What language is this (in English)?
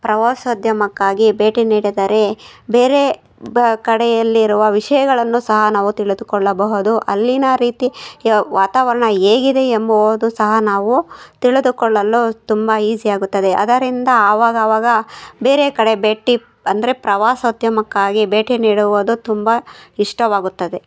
Kannada